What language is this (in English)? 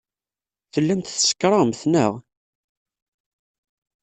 Kabyle